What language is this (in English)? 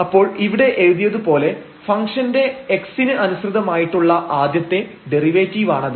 Malayalam